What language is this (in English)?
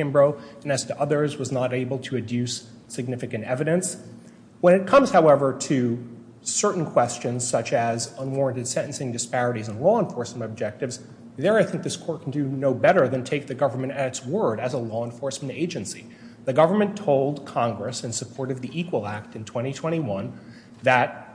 English